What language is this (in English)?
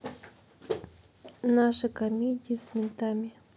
Russian